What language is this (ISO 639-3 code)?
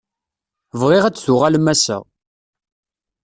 kab